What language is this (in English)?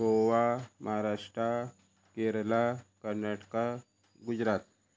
Konkani